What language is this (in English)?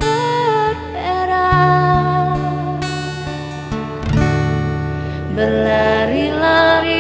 Indonesian